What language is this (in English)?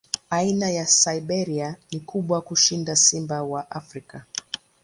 Swahili